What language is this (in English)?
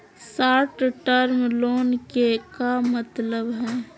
Magahi